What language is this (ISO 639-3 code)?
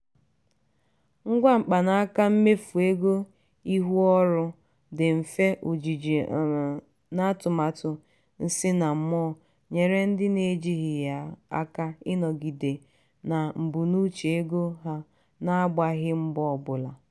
ibo